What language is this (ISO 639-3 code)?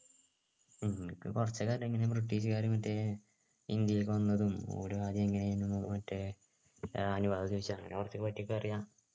mal